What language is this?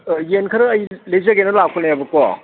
Manipuri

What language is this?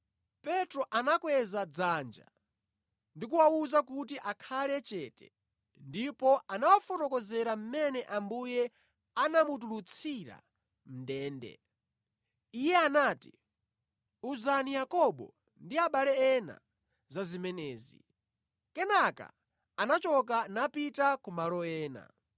Nyanja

